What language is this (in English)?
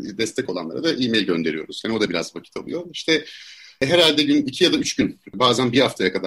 Turkish